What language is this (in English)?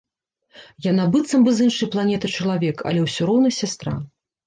Belarusian